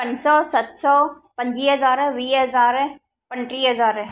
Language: Sindhi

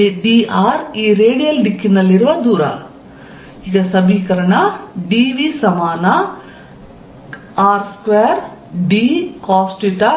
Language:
Kannada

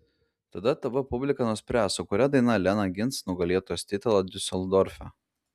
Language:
Lithuanian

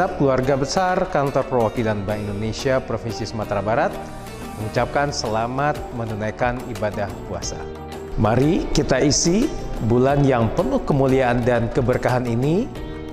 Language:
Indonesian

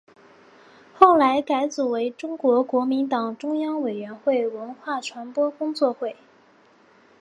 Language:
Chinese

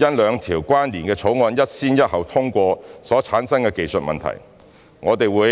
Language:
Cantonese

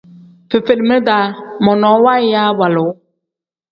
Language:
Tem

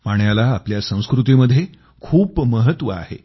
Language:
Marathi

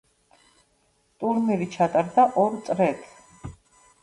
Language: Georgian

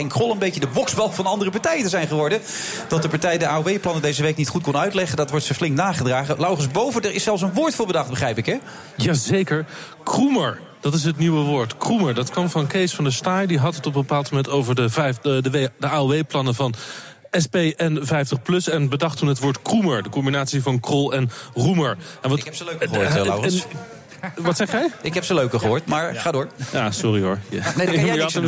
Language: Dutch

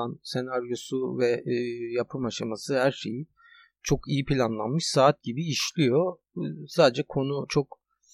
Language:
Turkish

